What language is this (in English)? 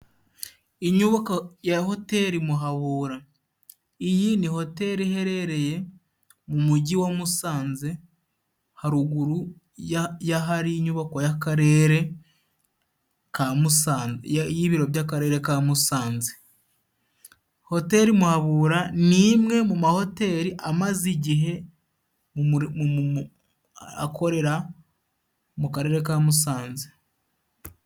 Kinyarwanda